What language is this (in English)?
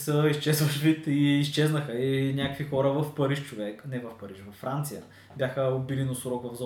Bulgarian